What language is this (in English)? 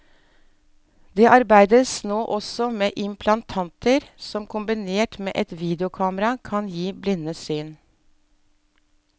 Norwegian